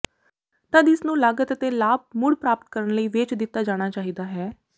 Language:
Punjabi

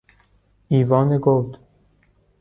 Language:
Persian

